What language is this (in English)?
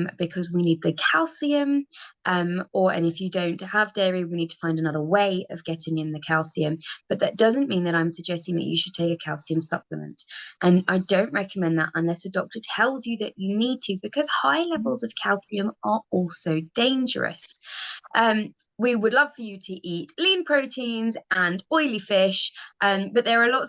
English